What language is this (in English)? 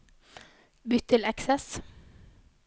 Norwegian